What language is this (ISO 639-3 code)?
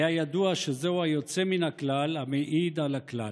heb